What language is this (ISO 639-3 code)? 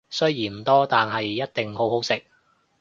yue